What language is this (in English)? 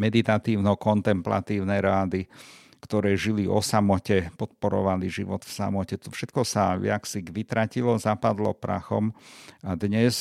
Slovak